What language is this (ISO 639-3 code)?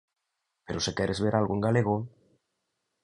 glg